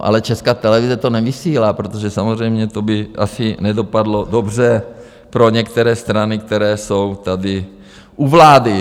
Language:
Czech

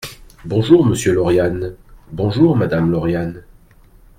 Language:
French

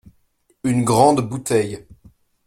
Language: French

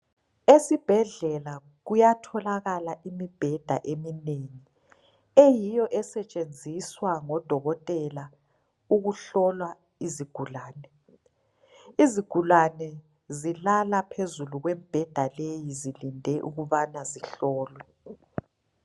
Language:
North Ndebele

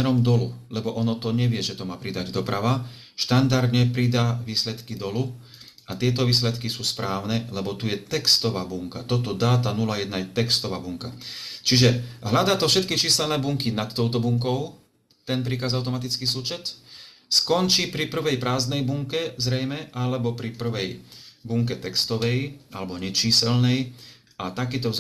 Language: Slovak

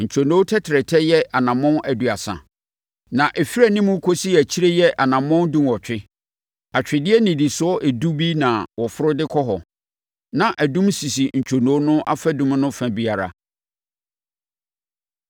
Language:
Akan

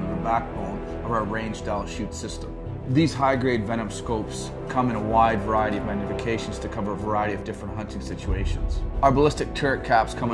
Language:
English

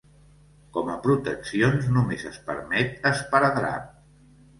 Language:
Catalan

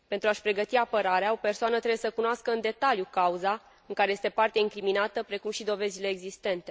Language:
Romanian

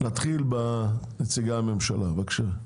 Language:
Hebrew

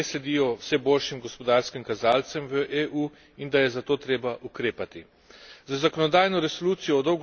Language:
Slovenian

